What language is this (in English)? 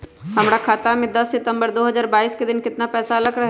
Magahi